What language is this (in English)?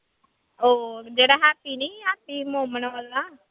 Punjabi